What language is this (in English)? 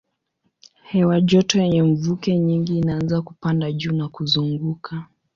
Swahili